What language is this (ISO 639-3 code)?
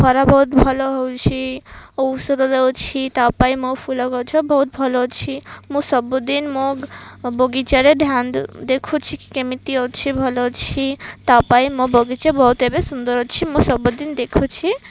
ori